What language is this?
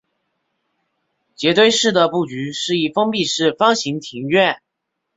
Chinese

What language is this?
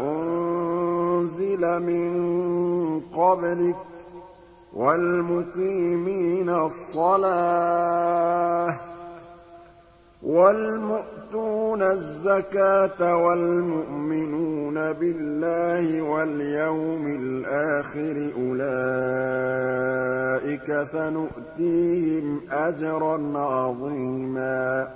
Arabic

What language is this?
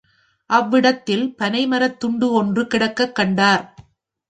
Tamil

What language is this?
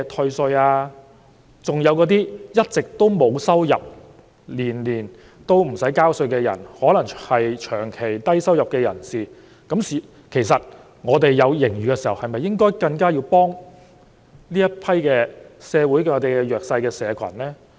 Cantonese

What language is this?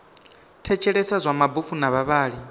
Venda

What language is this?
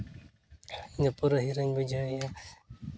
Santali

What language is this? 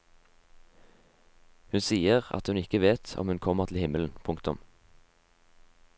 Norwegian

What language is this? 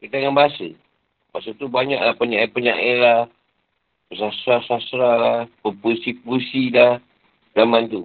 Malay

